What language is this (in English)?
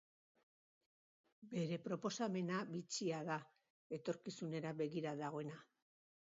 Basque